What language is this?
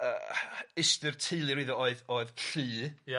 Welsh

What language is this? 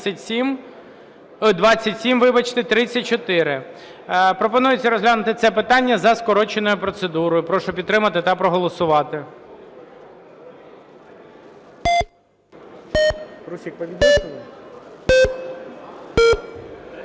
Ukrainian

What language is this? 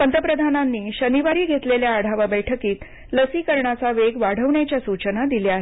Marathi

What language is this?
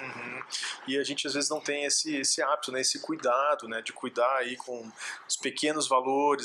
Portuguese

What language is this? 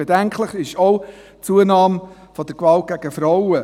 Swiss German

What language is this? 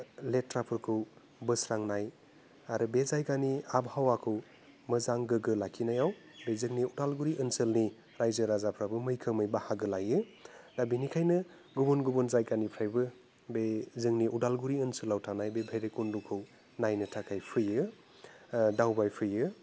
Bodo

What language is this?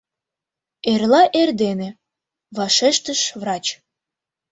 Mari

